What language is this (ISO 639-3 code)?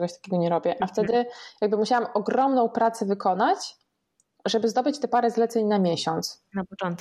pol